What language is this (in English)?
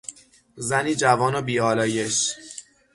Persian